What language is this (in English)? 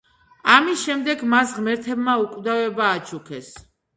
Georgian